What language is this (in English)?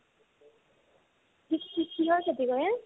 Assamese